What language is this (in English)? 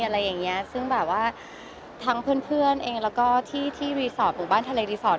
Thai